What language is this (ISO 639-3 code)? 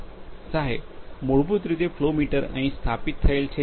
guj